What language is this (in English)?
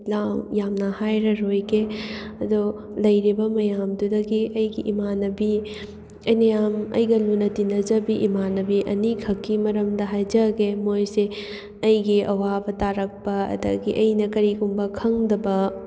Manipuri